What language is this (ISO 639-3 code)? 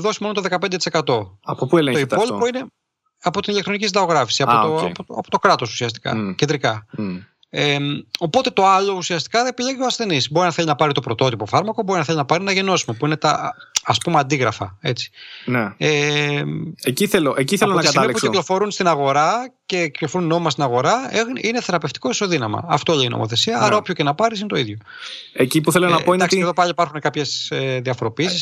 ell